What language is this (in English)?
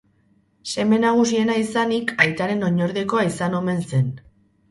Basque